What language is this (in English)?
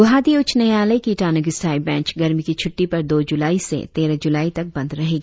Hindi